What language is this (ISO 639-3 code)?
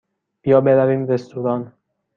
fas